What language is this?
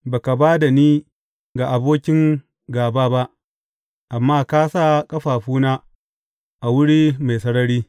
Hausa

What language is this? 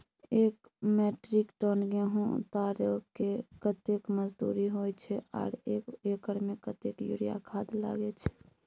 Maithili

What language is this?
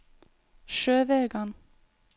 Norwegian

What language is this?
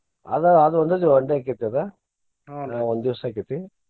Kannada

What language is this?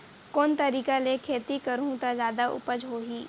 Chhattisgarhi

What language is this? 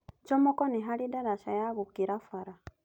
Kikuyu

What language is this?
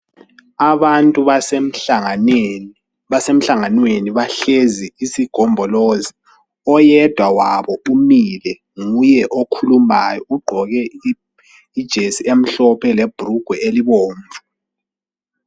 North Ndebele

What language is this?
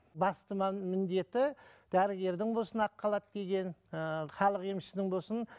Kazakh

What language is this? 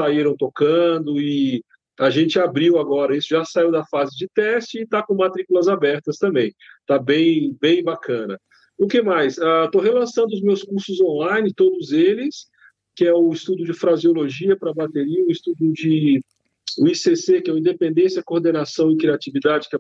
Portuguese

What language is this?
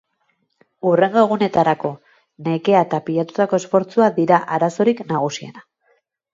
Basque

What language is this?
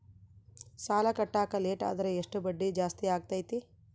Kannada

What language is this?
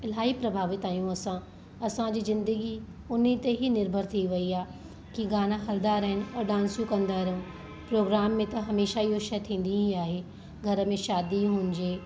Sindhi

